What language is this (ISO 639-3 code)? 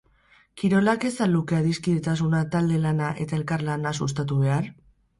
eus